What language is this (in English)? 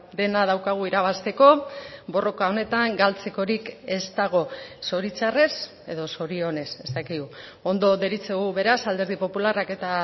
Basque